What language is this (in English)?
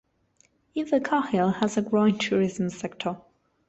English